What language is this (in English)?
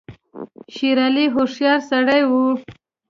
Pashto